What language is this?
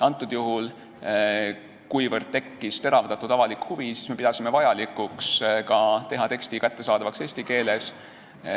Estonian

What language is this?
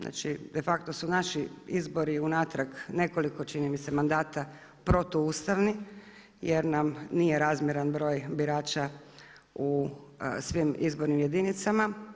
Croatian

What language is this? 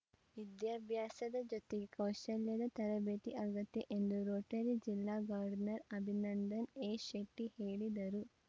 Kannada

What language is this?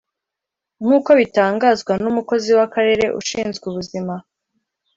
Kinyarwanda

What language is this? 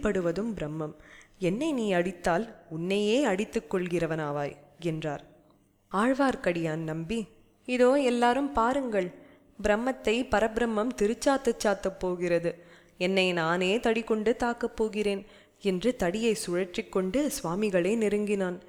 Tamil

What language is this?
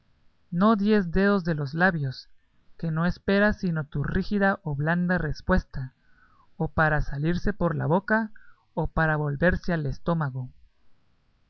Spanish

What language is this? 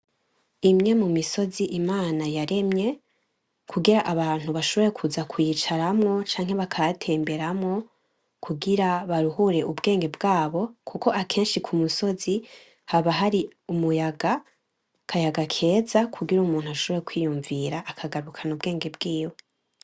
Rundi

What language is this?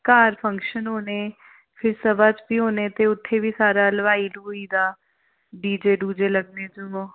Dogri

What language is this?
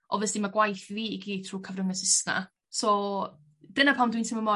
Welsh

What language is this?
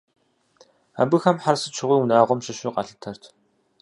Kabardian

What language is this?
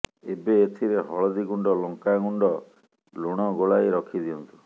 Odia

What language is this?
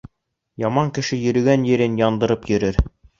Bashkir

